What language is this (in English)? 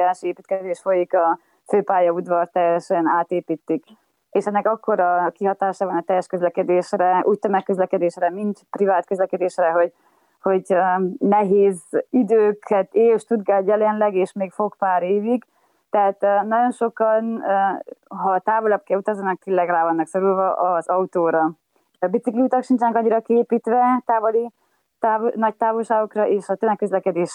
Hungarian